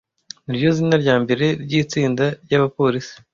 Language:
Kinyarwanda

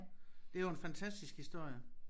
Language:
Danish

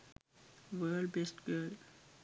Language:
Sinhala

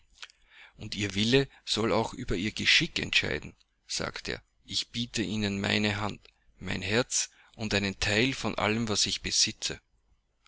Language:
German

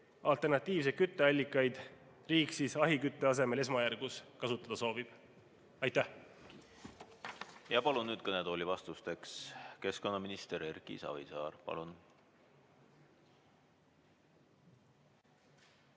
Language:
Estonian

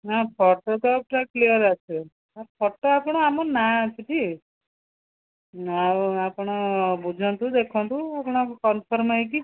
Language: Odia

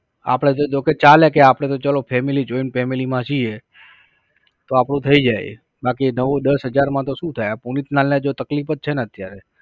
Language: Gujarati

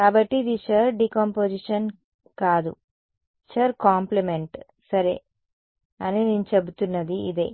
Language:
Telugu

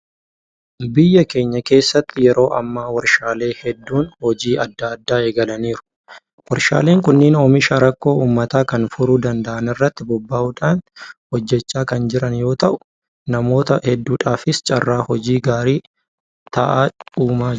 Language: Oromo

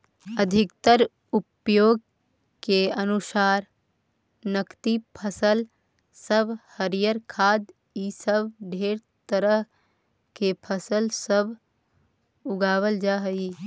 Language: Magahi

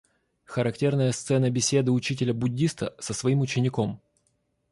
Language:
Russian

